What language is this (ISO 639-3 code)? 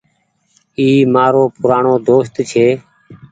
gig